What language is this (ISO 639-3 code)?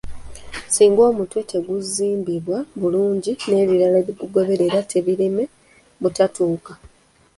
lug